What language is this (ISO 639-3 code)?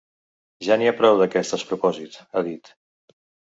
cat